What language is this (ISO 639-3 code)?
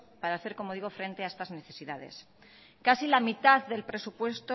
spa